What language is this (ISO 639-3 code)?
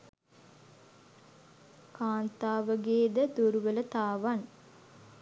sin